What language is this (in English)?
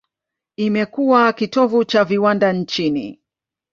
Swahili